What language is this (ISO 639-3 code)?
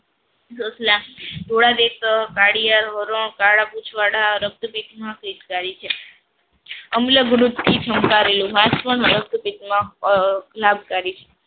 guj